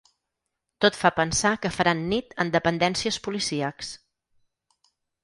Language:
Catalan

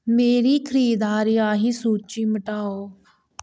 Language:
Dogri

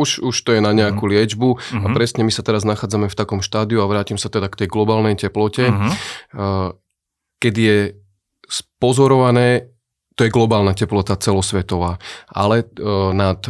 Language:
Slovak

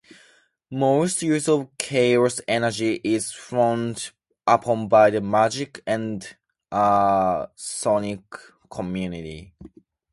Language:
English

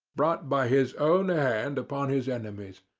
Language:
English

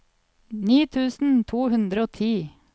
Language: Norwegian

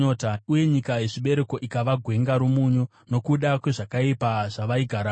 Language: Shona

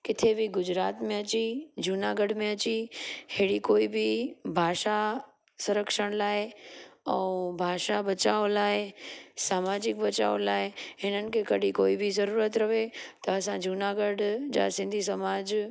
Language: Sindhi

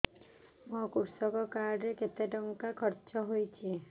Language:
Odia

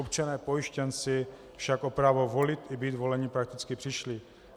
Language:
Czech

